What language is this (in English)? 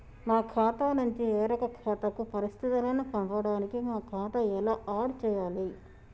Telugu